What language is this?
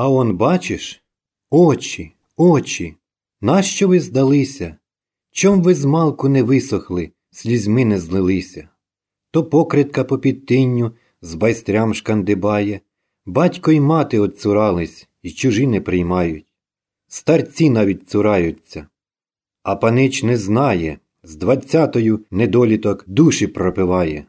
Ukrainian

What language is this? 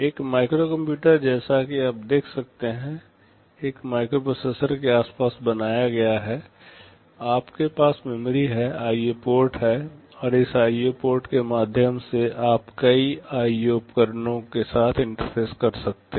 Hindi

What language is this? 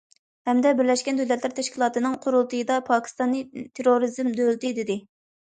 Uyghur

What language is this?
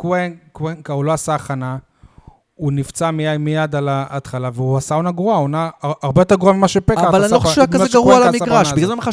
Hebrew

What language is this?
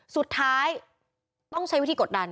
Thai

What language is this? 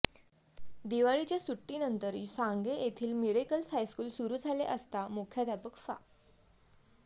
Marathi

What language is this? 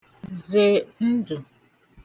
Igbo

